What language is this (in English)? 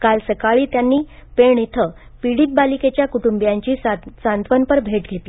Marathi